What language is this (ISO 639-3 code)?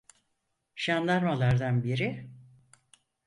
tur